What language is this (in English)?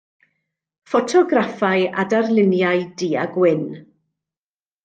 Welsh